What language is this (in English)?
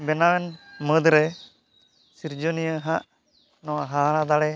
Santali